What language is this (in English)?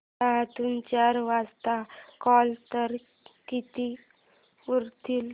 Marathi